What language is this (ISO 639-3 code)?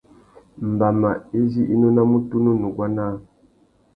bag